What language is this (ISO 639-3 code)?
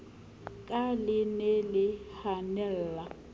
sot